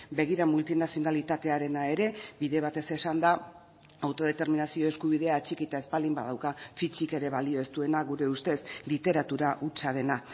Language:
Basque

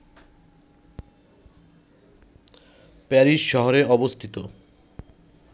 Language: Bangla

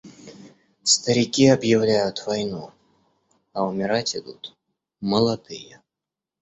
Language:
Russian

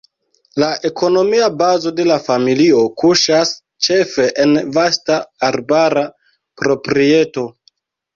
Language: Esperanto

